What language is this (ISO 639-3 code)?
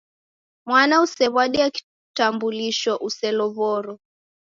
dav